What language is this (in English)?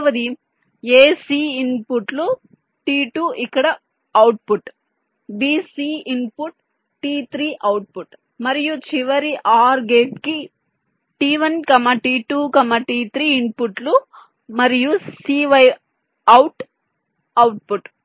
Telugu